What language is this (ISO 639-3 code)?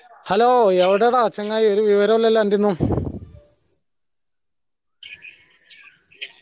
mal